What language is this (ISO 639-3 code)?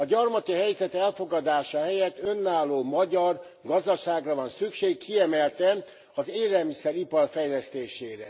hun